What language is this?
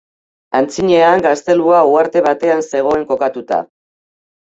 Basque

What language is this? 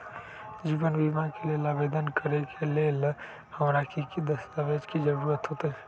Magahi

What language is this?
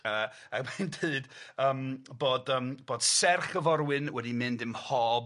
Welsh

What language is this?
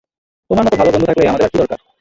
Bangla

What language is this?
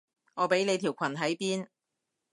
Cantonese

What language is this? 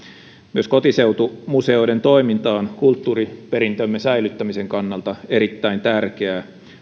Finnish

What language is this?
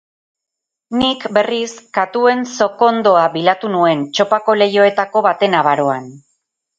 Basque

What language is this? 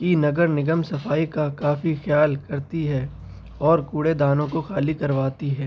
Urdu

